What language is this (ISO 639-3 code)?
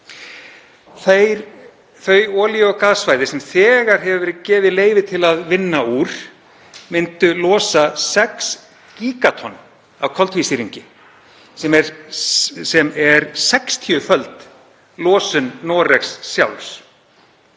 isl